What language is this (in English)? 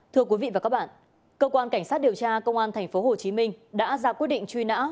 Vietnamese